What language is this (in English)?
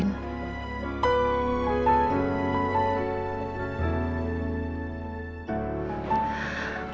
Indonesian